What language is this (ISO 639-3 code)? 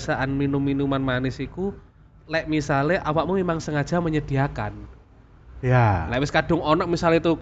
ind